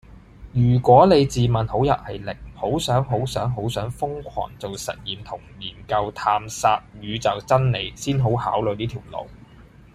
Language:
Cantonese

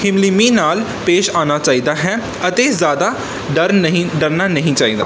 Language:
Punjabi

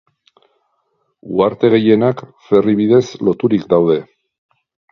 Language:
Basque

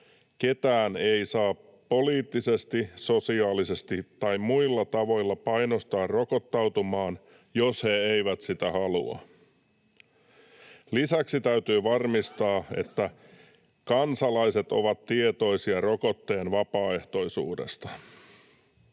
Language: Finnish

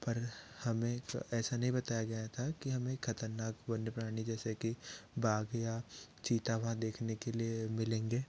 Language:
Hindi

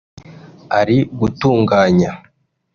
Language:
Kinyarwanda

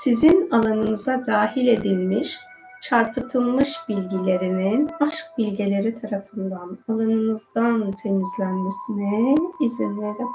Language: Turkish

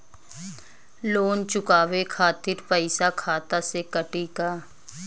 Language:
Bhojpuri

